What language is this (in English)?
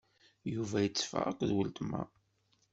Kabyle